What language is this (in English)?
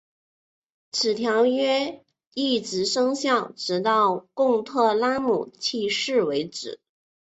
Chinese